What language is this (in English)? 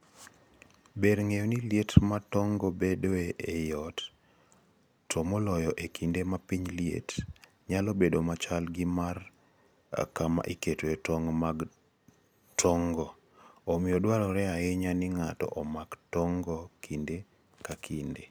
Luo (Kenya and Tanzania)